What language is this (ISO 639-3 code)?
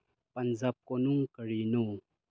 mni